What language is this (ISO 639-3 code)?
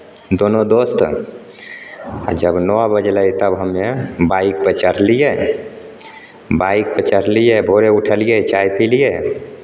mai